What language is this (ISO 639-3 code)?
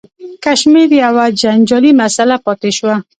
pus